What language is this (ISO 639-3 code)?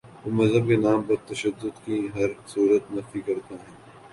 urd